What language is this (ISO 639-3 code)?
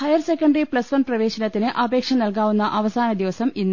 mal